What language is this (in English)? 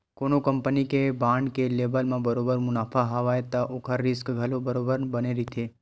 Chhattisgarhi